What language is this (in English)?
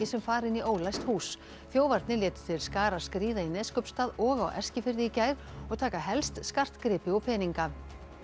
Icelandic